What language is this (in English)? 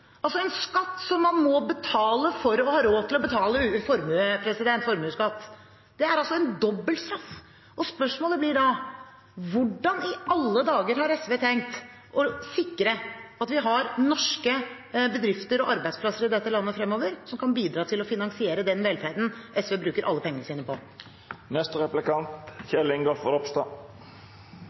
Norwegian Bokmål